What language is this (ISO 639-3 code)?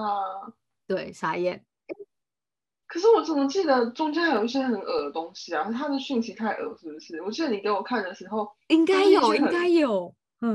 zho